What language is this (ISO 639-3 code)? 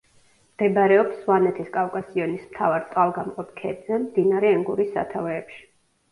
kat